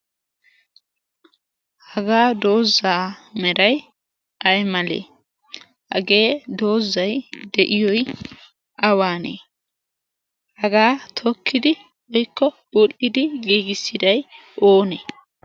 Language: Wolaytta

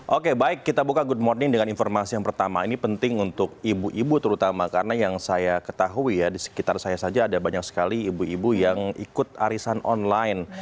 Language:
Indonesian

